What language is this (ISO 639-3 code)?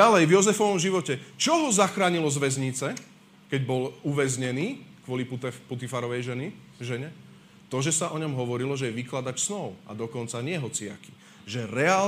slk